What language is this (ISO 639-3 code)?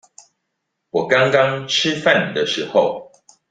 zho